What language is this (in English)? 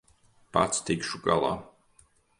Latvian